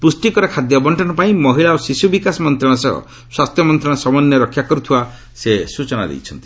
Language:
Odia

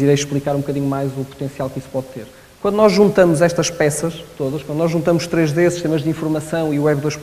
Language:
Portuguese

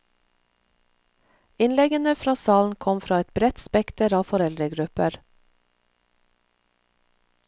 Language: Norwegian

